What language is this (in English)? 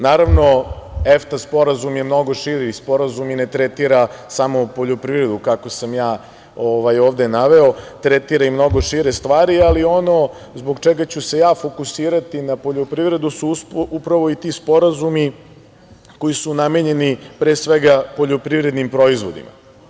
Serbian